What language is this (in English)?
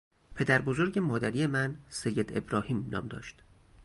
Persian